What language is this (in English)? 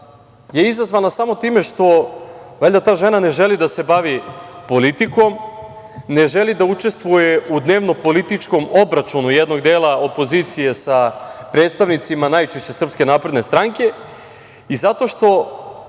Serbian